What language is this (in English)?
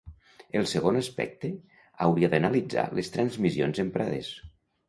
Catalan